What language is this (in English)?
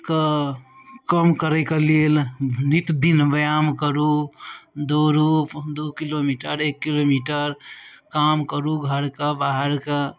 Maithili